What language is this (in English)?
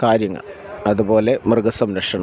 Malayalam